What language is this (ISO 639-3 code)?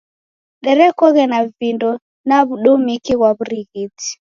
dav